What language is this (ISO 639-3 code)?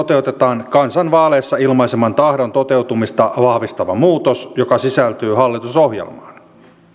fin